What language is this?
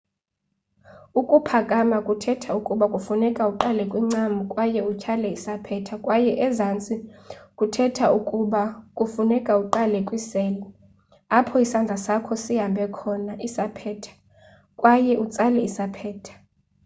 Xhosa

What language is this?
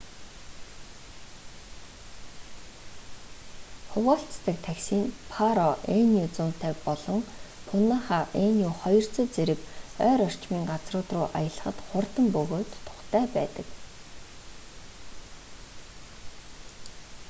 Mongolian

